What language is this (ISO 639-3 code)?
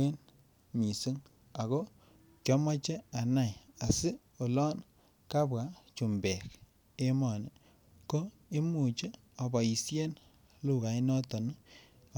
kln